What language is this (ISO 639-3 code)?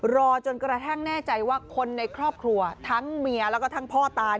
tha